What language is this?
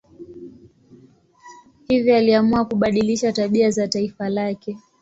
Swahili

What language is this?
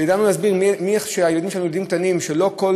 Hebrew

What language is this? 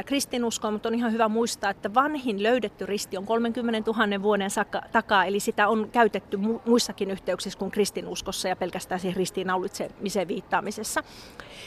Finnish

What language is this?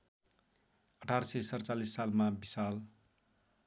Nepali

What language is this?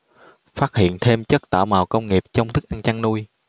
Vietnamese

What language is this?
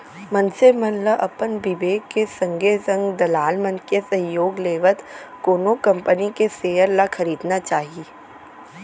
Chhattisgarhi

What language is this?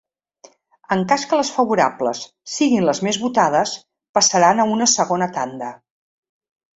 Catalan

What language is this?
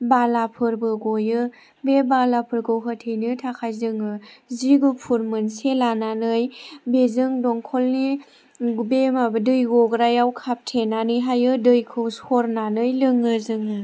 Bodo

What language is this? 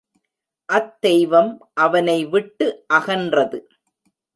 Tamil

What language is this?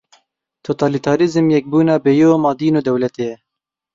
Kurdish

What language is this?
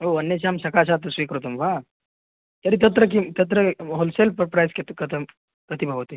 Sanskrit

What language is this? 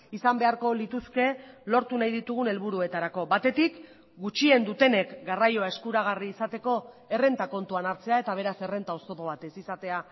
Basque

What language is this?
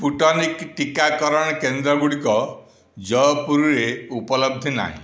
Odia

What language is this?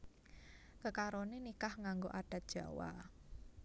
Javanese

